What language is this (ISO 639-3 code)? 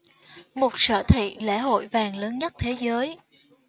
vie